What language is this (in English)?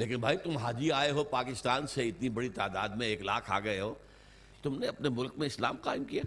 Urdu